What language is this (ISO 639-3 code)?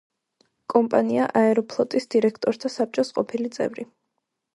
kat